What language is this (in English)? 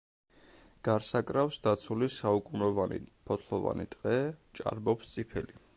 Georgian